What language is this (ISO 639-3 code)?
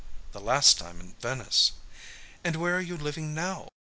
eng